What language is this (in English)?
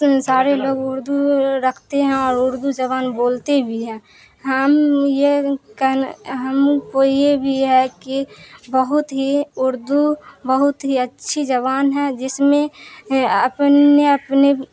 Urdu